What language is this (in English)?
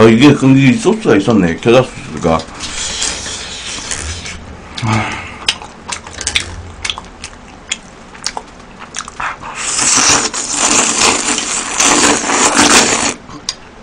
Korean